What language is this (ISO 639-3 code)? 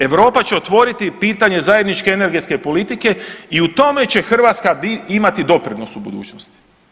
hrv